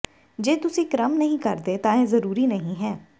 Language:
Punjabi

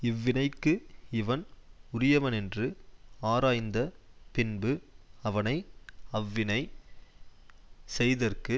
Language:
Tamil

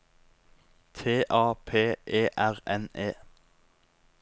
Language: Norwegian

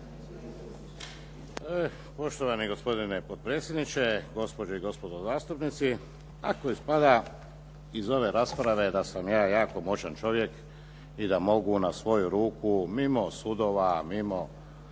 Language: Croatian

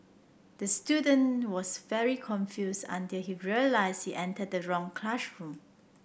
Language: English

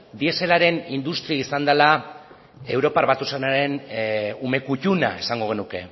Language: Basque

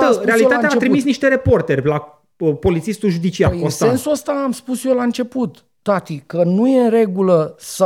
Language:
Romanian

